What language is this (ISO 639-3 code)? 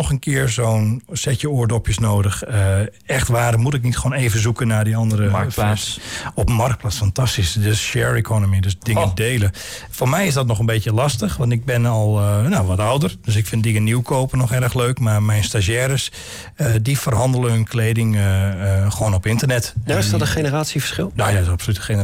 nld